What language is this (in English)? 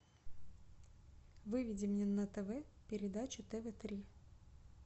Russian